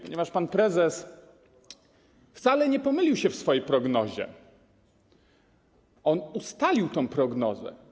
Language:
Polish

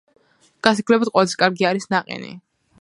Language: Georgian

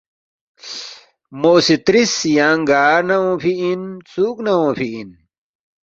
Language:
Balti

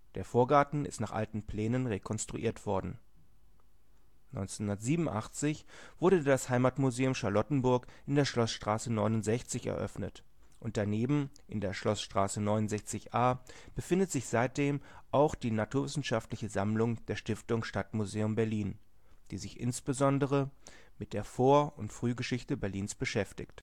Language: German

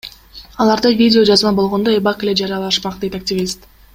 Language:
Kyrgyz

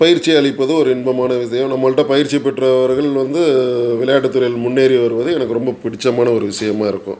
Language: Tamil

